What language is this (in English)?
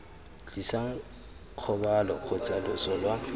Tswana